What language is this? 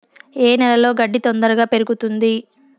Telugu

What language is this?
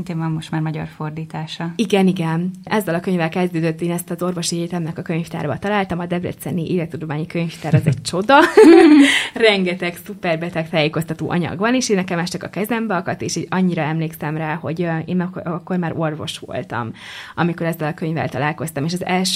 Hungarian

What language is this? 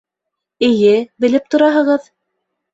Bashkir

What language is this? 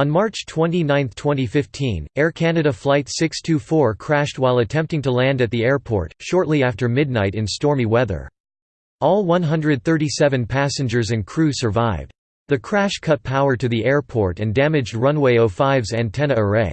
English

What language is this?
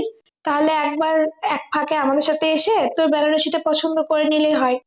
Bangla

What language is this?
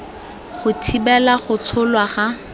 Tswana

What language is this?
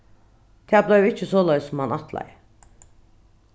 Faroese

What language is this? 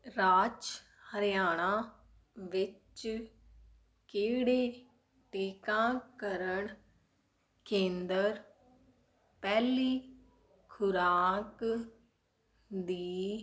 Punjabi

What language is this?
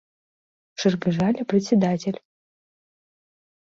Mari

